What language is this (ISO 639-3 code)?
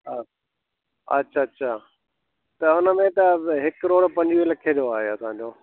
snd